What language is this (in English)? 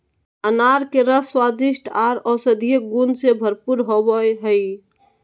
Magahi